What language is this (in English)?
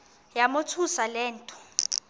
Xhosa